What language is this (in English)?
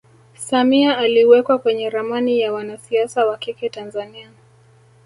Swahili